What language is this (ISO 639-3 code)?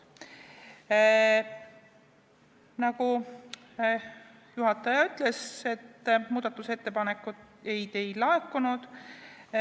est